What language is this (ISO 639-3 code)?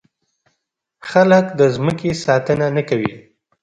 pus